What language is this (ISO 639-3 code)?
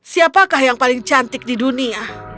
ind